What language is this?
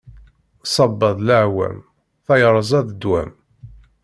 Kabyle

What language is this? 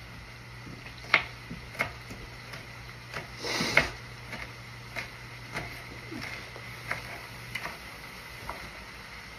English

